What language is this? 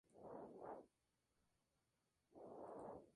Spanish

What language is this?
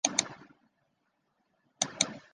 Chinese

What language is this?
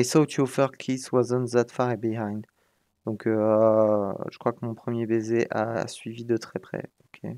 French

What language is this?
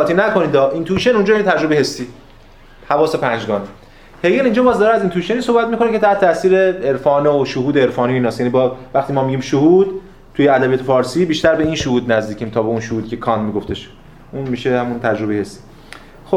Persian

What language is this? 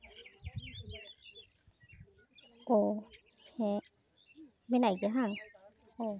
Santali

